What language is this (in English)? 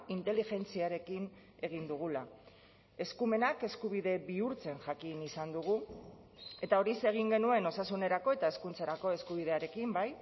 Basque